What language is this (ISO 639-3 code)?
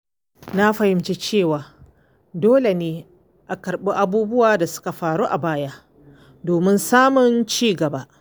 hau